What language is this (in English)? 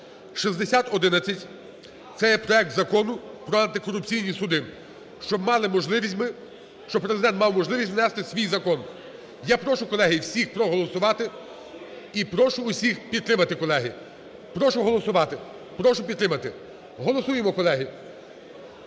Ukrainian